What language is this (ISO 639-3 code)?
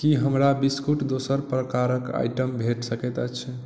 mai